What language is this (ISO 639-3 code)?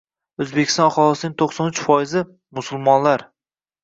uzb